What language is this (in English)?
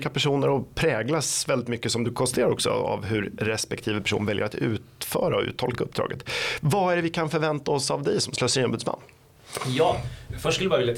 Swedish